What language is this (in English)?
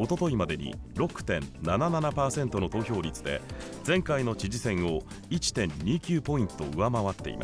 Japanese